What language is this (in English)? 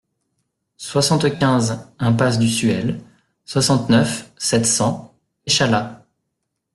French